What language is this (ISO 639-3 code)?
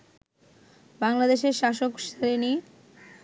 ben